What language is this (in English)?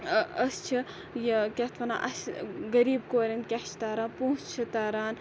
Kashmiri